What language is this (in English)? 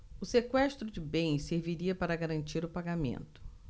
Portuguese